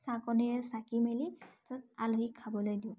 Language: Assamese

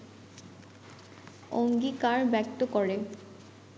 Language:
Bangla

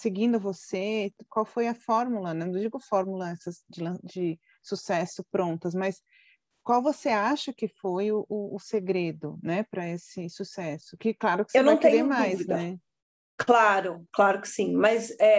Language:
Portuguese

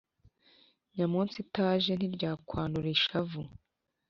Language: Kinyarwanda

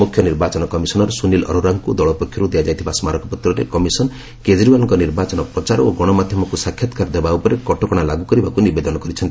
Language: Odia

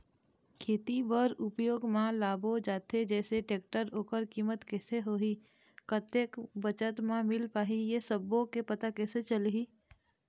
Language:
Chhattisgarhi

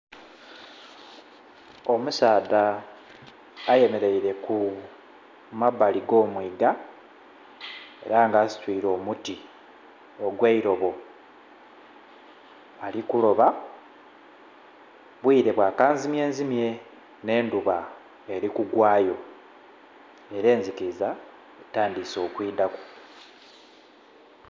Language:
Soga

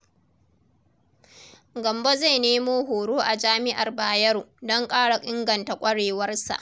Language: Hausa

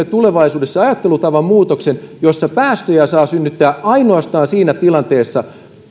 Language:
Finnish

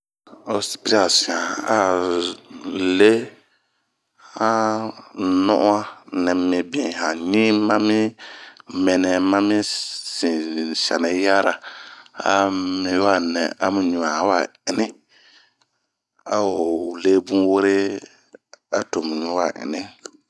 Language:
Bomu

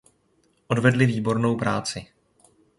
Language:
Czech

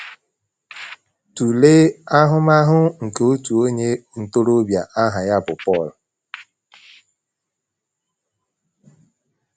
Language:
Igbo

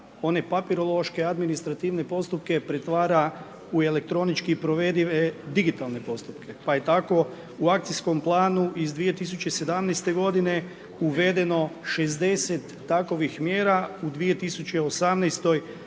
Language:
Croatian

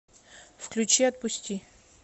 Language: Russian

